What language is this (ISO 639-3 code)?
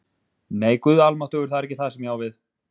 isl